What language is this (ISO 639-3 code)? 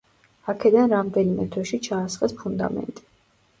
kat